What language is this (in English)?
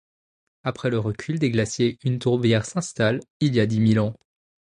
French